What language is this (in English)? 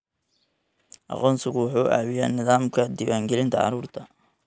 Somali